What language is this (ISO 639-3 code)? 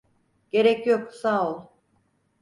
tur